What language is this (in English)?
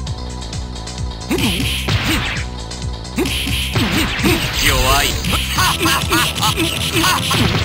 Japanese